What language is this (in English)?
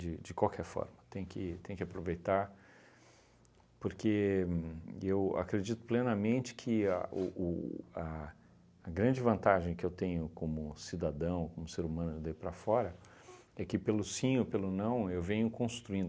Portuguese